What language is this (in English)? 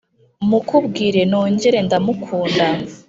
Kinyarwanda